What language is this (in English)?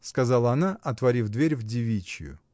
Russian